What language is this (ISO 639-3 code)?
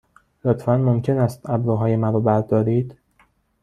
fas